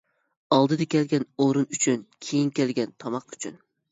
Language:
Uyghur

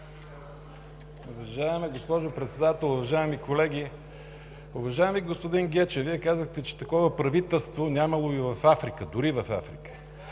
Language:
Bulgarian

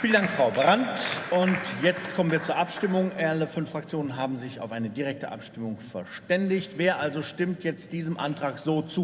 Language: German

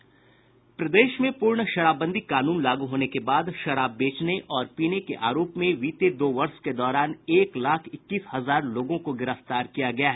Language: Hindi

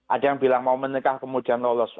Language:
Indonesian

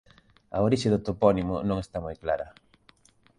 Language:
Galician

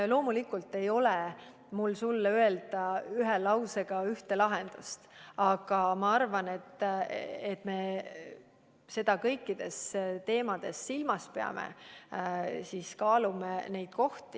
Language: Estonian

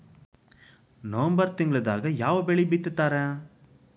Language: Kannada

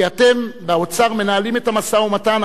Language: Hebrew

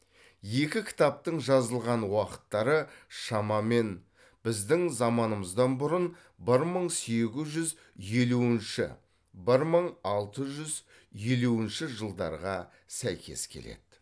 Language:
Kazakh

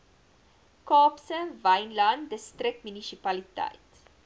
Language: Afrikaans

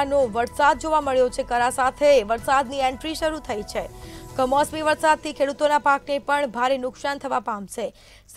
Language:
Hindi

